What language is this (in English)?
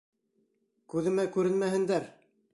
Bashkir